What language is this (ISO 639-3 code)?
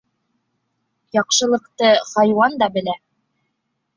bak